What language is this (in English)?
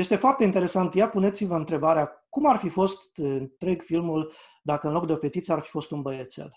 Romanian